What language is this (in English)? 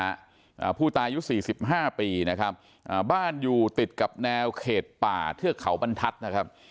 Thai